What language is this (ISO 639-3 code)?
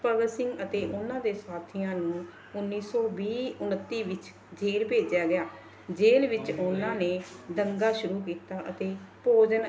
pan